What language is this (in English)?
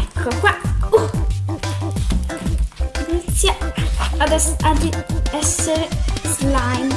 Italian